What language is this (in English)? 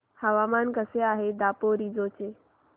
Marathi